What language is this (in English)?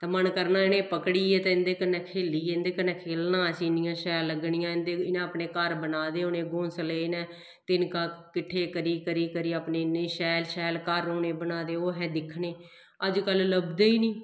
Dogri